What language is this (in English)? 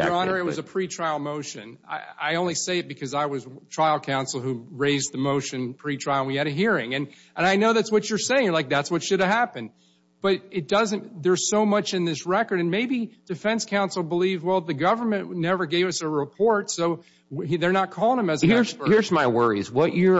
English